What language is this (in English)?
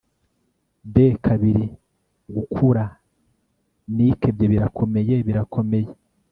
Kinyarwanda